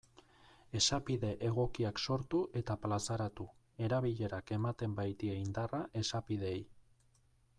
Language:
Basque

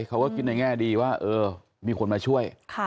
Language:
Thai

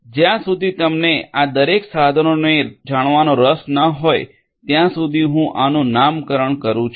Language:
Gujarati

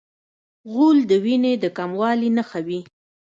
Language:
Pashto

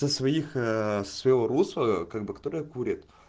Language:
Russian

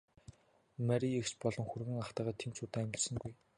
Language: Mongolian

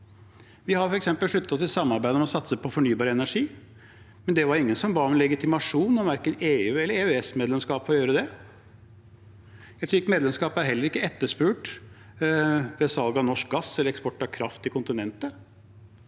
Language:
Norwegian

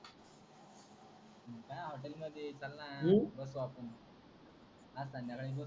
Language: Marathi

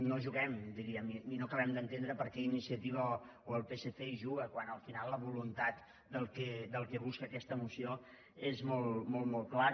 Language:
Catalan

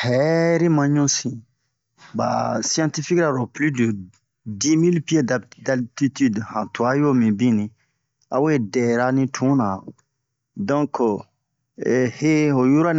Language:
Bomu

